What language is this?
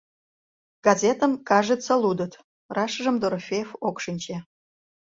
Mari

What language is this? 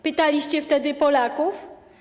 Polish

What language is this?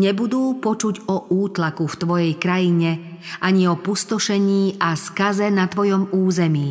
Slovak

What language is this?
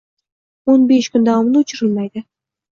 Uzbek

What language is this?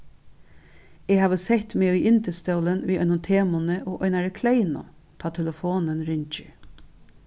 Faroese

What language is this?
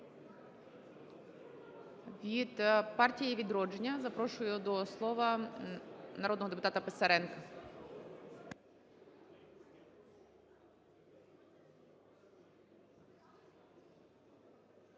Ukrainian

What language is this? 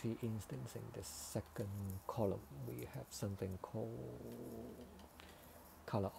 English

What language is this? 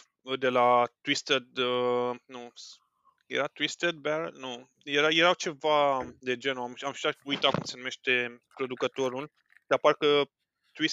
Romanian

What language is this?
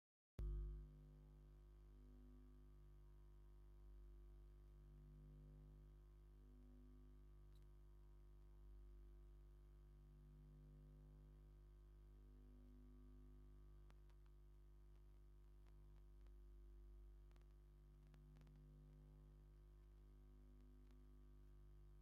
Tigrinya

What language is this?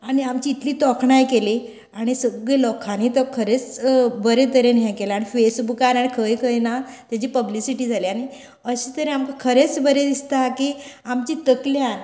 Konkani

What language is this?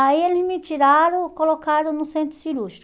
Portuguese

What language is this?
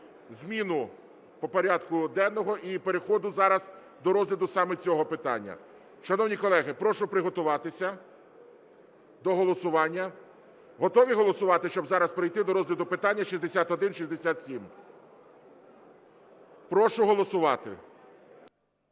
Ukrainian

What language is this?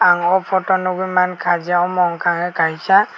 Kok Borok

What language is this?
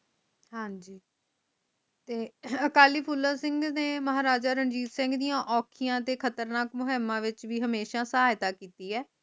Punjabi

